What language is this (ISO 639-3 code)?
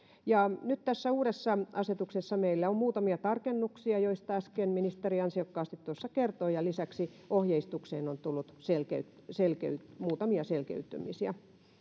fin